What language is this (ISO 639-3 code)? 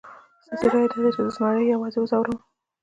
pus